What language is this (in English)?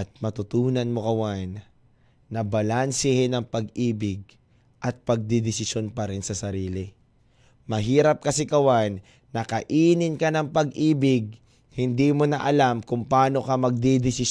Filipino